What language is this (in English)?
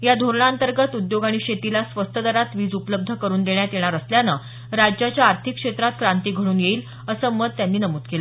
Marathi